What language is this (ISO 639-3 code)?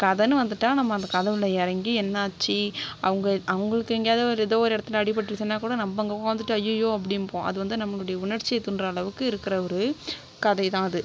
tam